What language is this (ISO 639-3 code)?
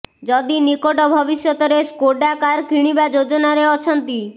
ori